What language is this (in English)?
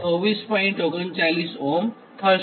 Gujarati